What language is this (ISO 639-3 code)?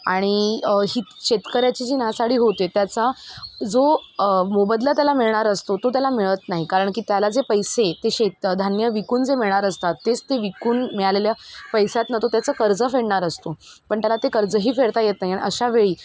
mar